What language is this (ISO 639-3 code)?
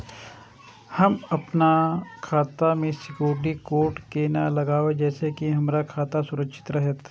mai